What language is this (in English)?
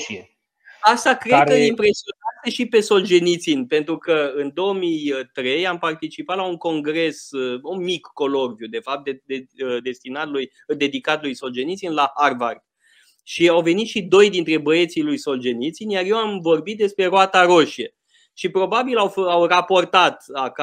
Romanian